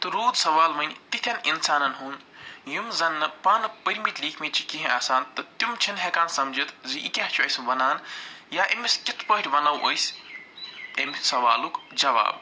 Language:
Kashmiri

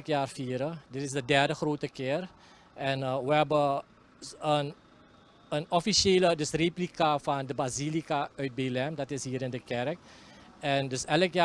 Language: Dutch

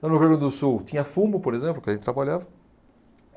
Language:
Portuguese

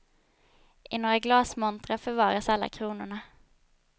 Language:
Swedish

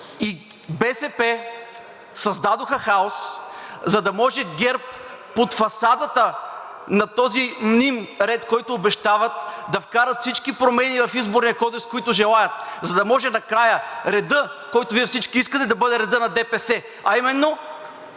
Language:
Bulgarian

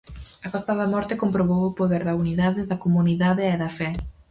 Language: Galician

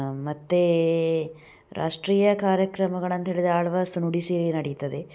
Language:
Kannada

